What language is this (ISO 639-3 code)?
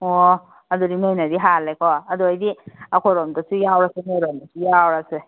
mni